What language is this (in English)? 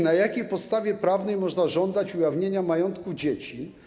Polish